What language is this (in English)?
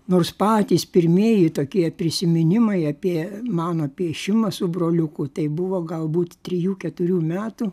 Lithuanian